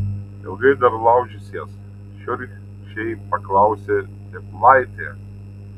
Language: Lithuanian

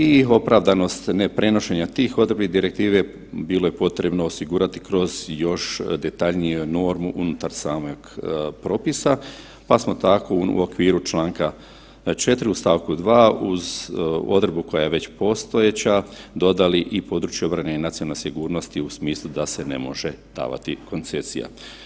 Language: Croatian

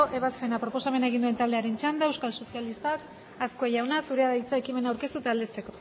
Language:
Basque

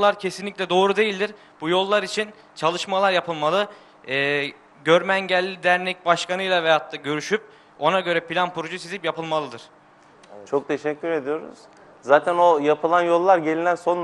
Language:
Turkish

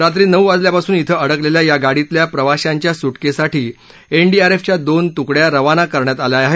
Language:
Marathi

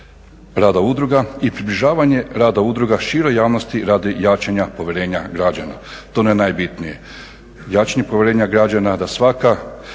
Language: Croatian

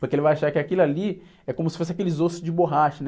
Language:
Portuguese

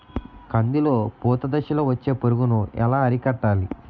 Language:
Telugu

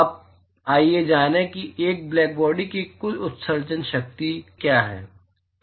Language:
Hindi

